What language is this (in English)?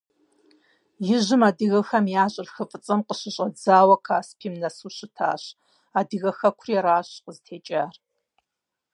Kabardian